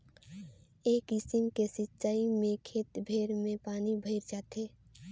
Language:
Chhattisgarhi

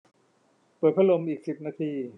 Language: Thai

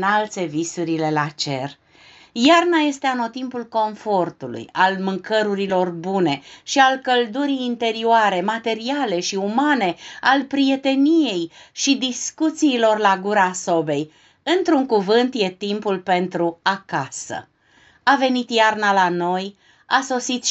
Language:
Romanian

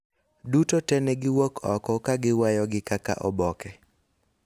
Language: Luo (Kenya and Tanzania)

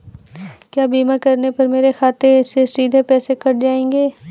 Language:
Hindi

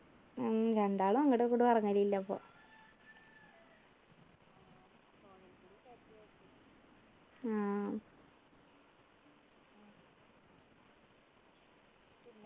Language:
Malayalam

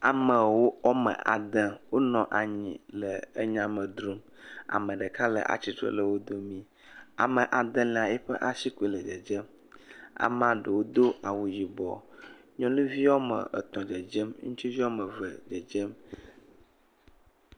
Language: Ewe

